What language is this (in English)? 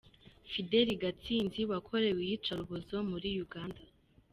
Kinyarwanda